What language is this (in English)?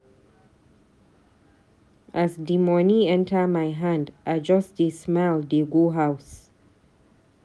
Nigerian Pidgin